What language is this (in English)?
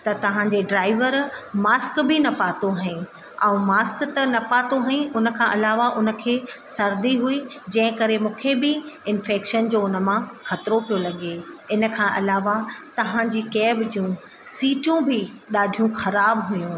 Sindhi